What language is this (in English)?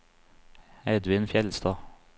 Norwegian